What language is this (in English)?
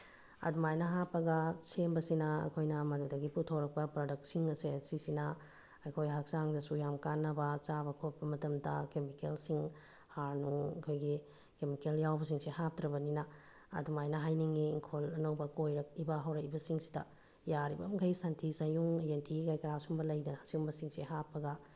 Manipuri